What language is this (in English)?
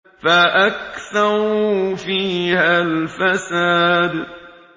Arabic